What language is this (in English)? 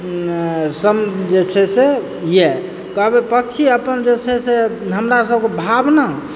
Maithili